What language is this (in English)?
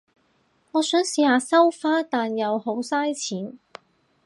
Cantonese